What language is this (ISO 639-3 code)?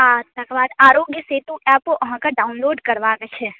mai